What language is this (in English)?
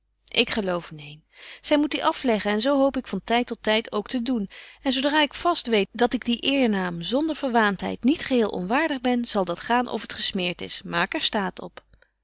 Dutch